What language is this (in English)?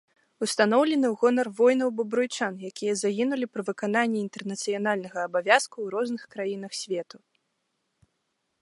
Belarusian